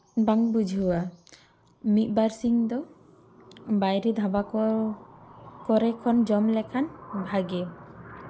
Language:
Santali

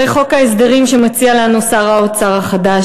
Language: Hebrew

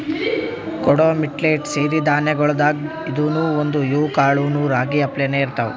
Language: Kannada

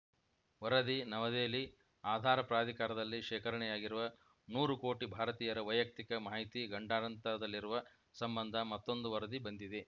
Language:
Kannada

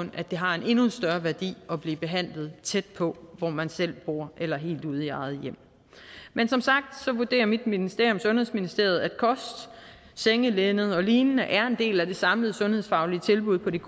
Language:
Danish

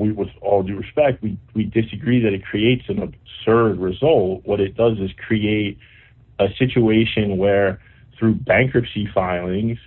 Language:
English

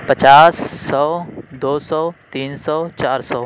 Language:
Urdu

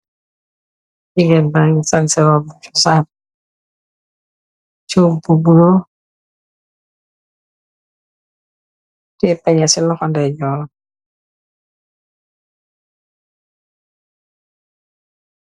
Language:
Wolof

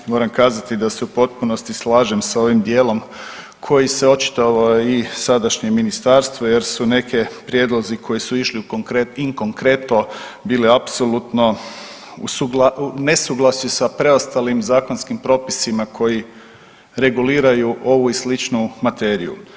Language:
Croatian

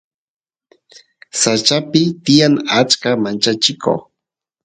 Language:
Santiago del Estero Quichua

